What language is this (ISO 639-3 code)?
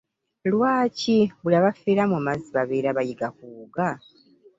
lug